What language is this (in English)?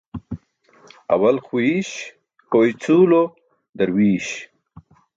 Burushaski